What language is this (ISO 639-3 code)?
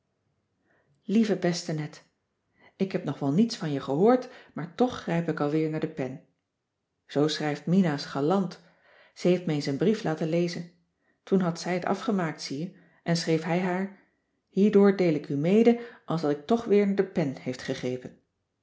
nld